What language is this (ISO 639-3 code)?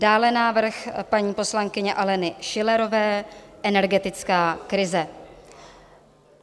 ces